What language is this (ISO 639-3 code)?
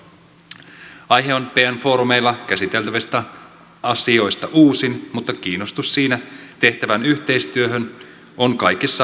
fin